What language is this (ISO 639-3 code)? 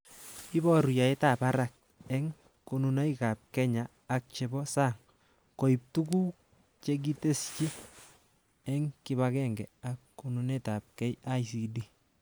kln